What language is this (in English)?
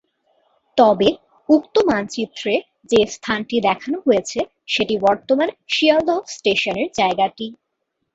Bangla